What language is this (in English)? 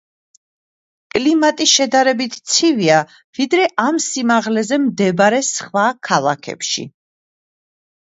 Georgian